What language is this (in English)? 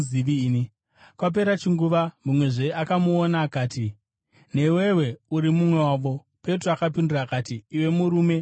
Shona